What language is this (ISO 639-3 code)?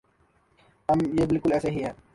urd